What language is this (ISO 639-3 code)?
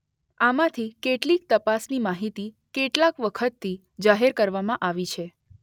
guj